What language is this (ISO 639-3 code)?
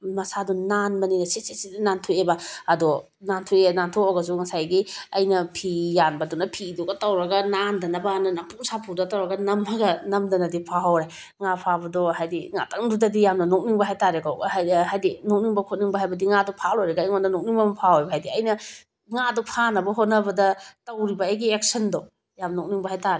mni